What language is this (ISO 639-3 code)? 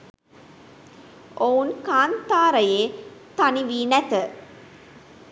sin